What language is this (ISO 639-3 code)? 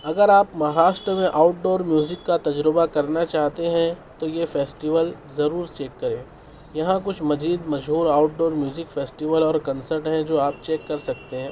urd